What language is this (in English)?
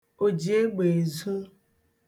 Igbo